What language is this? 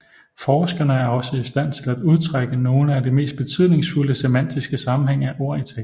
Danish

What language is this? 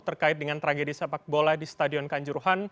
Indonesian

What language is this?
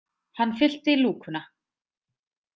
Icelandic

